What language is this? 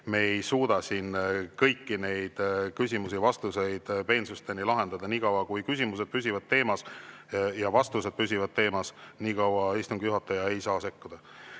Estonian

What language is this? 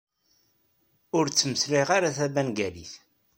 Kabyle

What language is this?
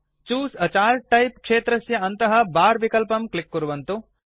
Sanskrit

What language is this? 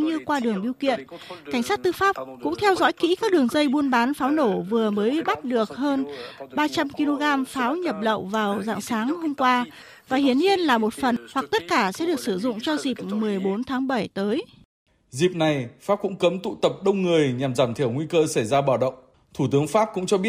Vietnamese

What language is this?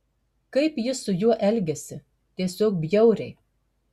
Lithuanian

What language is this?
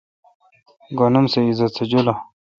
Kalkoti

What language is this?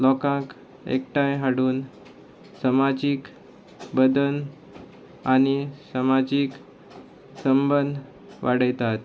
Konkani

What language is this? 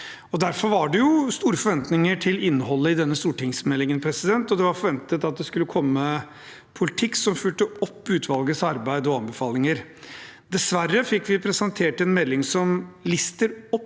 Norwegian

